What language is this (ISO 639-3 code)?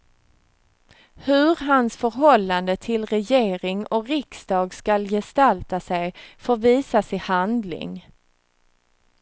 swe